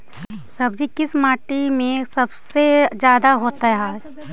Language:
Magahi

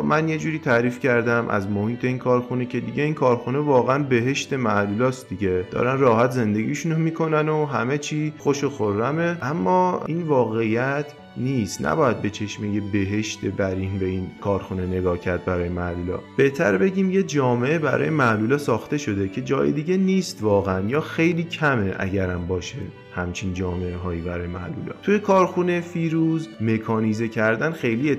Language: Persian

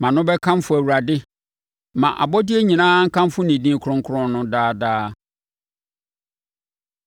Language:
Akan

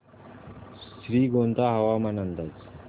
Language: Marathi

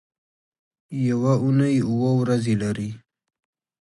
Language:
Pashto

